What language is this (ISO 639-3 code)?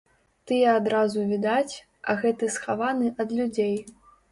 bel